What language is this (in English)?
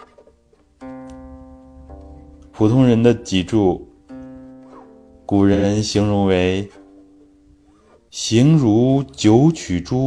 Chinese